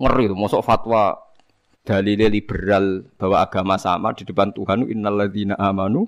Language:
Indonesian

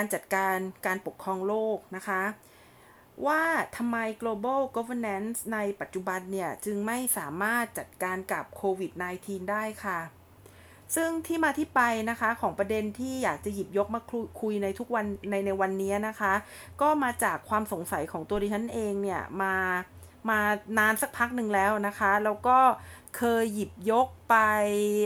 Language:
Thai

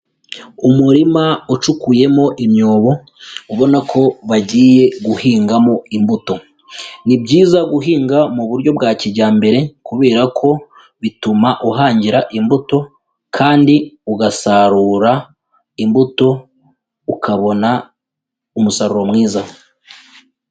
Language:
Kinyarwanda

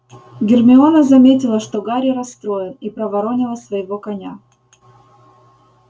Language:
Russian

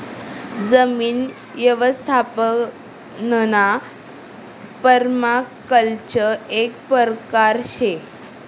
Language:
Marathi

